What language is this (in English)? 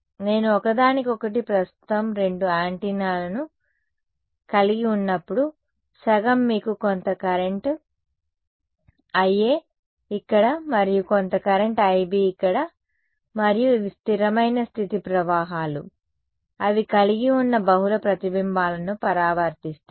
Telugu